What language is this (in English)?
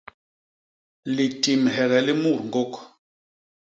Basaa